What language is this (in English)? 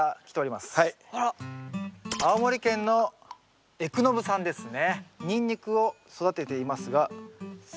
Japanese